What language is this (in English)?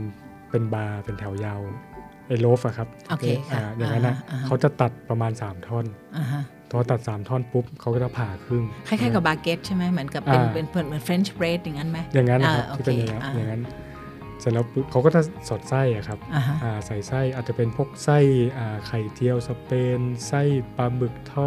Thai